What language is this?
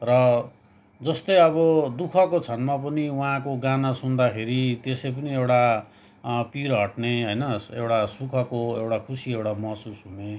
Nepali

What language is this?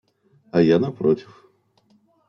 Russian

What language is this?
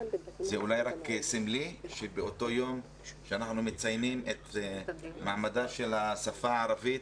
Hebrew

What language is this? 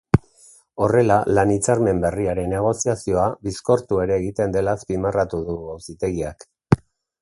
Basque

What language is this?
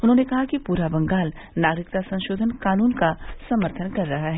Hindi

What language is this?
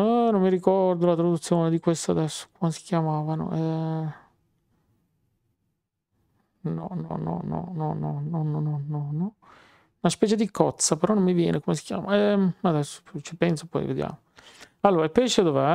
Italian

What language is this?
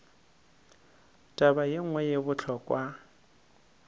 Northern Sotho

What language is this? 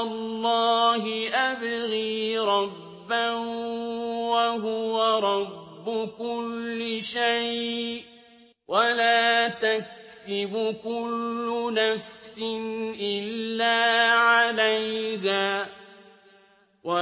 Arabic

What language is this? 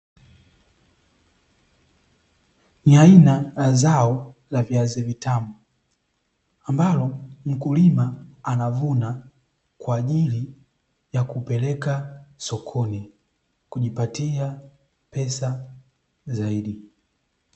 Swahili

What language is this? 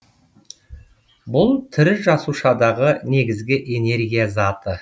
Kazakh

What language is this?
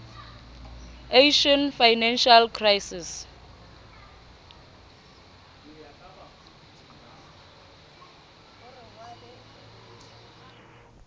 Southern Sotho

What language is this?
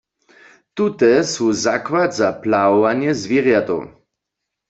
Upper Sorbian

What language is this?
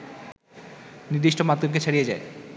Bangla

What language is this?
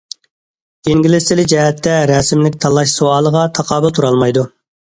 Uyghur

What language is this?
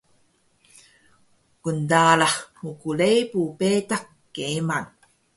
Taroko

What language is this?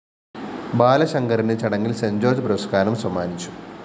Malayalam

